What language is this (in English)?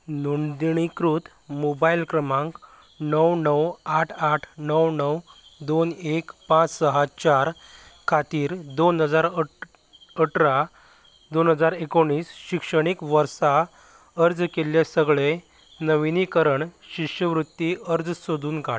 Konkani